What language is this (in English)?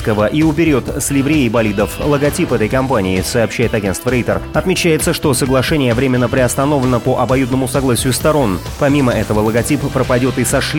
Russian